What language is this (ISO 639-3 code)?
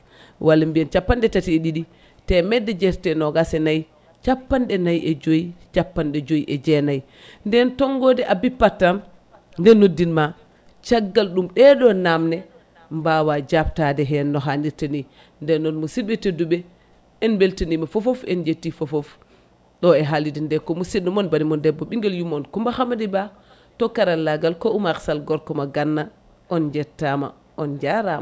ful